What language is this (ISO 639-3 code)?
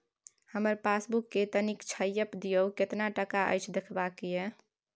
mai